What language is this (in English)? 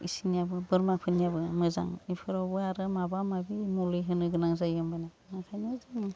Bodo